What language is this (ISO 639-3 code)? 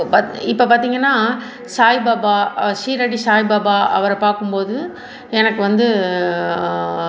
tam